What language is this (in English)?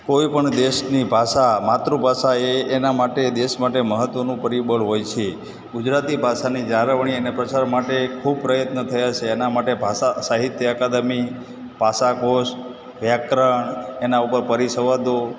Gujarati